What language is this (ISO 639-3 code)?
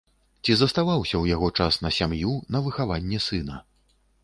bel